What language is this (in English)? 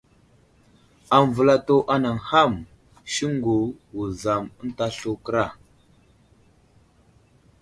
Wuzlam